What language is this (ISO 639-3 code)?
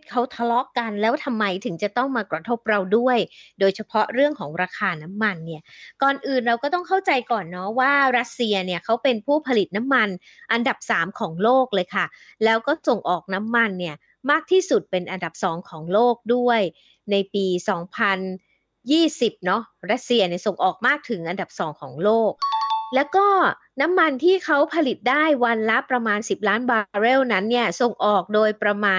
tha